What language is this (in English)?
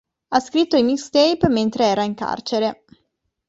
Italian